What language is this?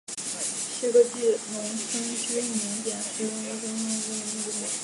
Chinese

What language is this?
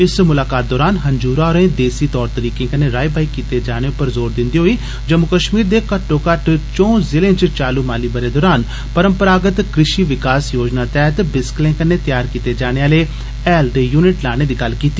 Dogri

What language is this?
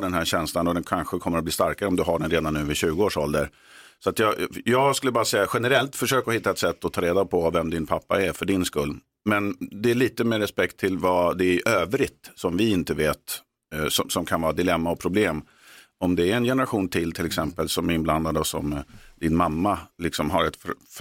Swedish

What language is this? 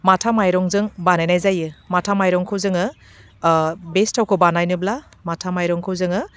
Bodo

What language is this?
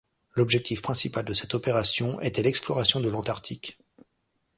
French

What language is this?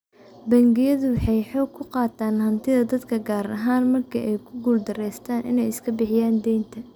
Somali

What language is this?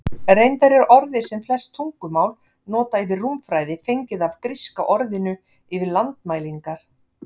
Icelandic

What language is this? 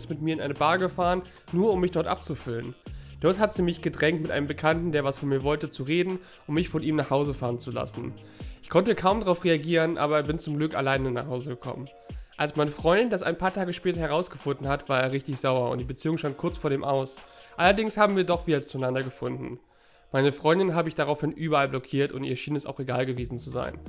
German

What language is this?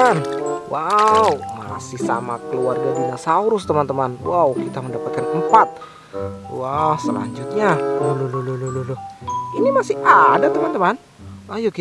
Indonesian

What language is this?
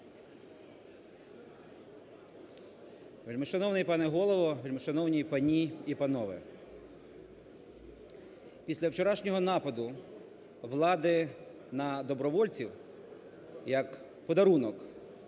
Ukrainian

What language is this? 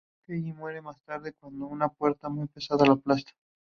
Spanish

